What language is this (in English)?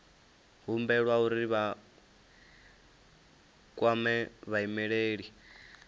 Venda